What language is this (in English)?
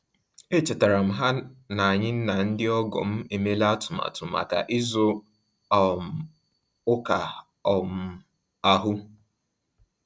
Igbo